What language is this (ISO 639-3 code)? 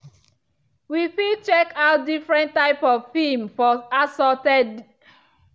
pcm